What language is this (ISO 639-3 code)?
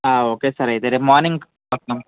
tel